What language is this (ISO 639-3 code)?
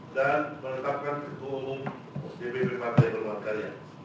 ind